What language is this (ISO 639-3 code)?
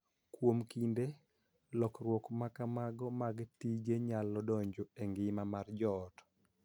luo